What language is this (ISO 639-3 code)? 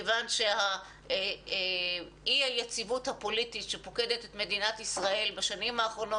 heb